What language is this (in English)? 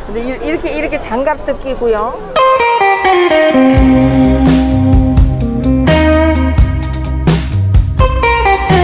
Korean